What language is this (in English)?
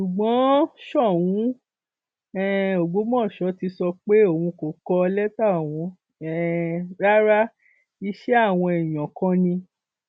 Yoruba